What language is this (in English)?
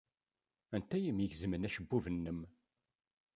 Kabyle